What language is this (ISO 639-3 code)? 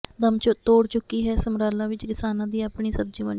pan